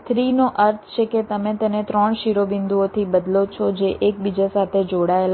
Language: Gujarati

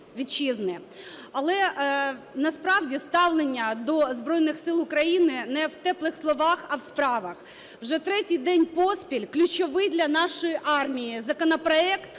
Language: Ukrainian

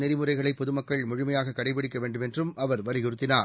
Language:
Tamil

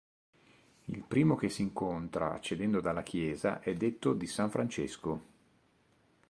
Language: Italian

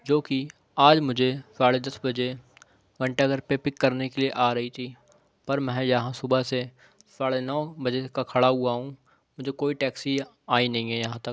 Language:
Urdu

